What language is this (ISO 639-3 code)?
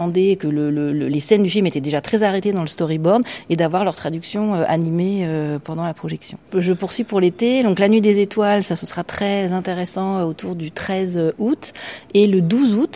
fra